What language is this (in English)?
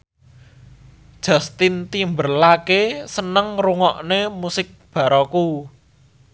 Javanese